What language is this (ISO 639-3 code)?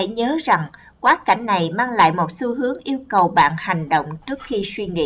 vie